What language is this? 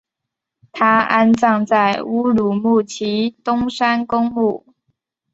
Chinese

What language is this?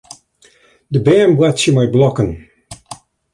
Western Frisian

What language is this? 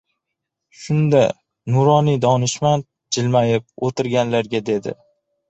Uzbek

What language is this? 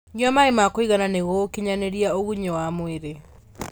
Kikuyu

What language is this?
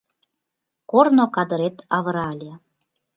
Mari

